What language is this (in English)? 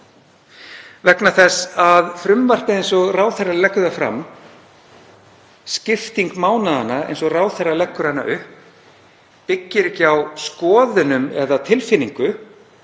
Icelandic